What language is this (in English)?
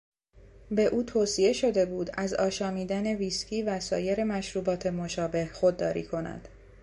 Persian